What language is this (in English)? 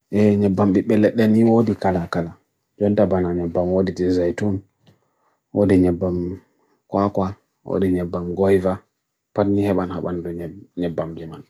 Bagirmi Fulfulde